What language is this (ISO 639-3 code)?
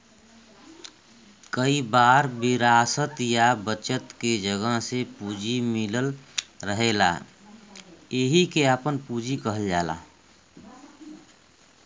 bho